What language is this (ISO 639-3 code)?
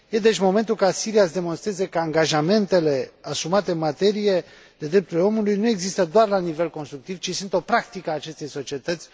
ron